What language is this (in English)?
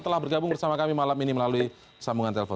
Indonesian